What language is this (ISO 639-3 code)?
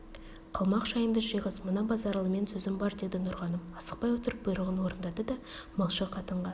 kaz